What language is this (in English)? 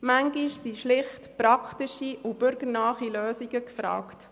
Swiss German